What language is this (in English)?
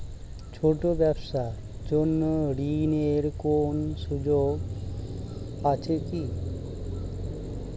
Bangla